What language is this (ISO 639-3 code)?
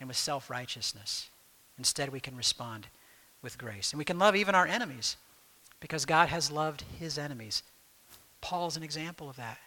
eng